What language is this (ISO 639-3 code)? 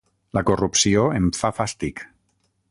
cat